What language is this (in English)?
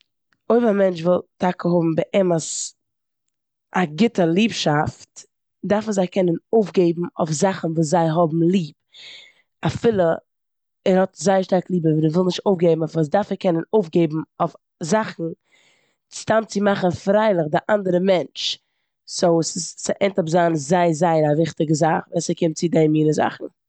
Yiddish